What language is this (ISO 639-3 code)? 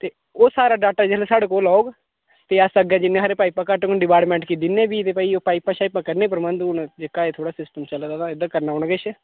doi